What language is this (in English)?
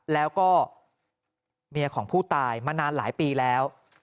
Thai